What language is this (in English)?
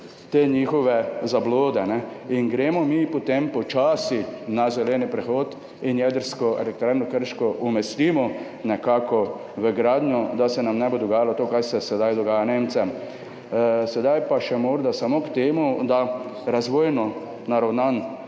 Slovenian